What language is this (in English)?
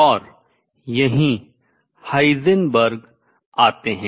Hindi